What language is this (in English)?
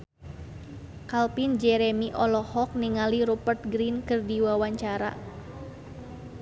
Sundanese